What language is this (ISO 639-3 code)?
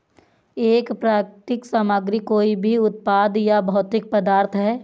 hin